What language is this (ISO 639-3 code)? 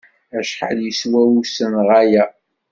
kab